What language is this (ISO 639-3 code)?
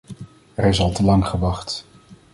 nld